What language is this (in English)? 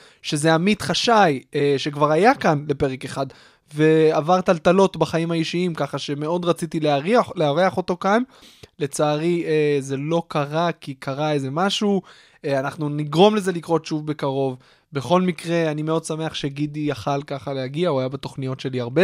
Hebrew